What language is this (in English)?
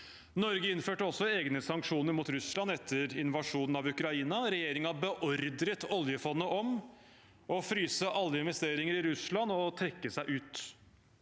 Norwegian